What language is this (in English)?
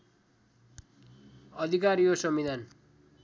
Nepali